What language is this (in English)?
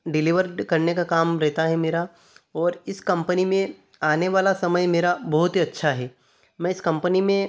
Hindi